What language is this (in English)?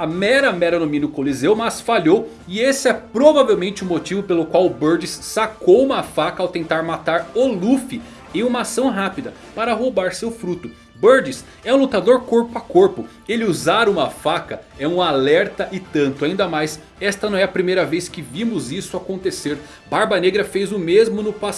Portuguese